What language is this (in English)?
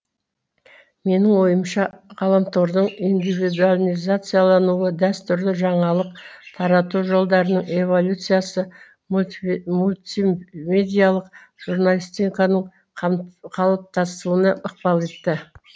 Kazakh